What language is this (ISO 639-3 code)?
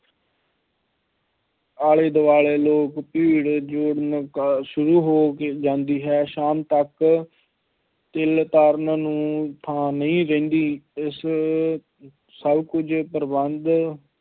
pan